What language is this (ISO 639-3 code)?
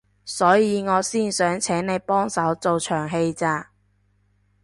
yue